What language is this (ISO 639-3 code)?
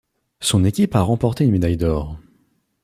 fra